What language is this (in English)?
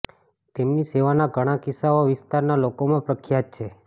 Gujarati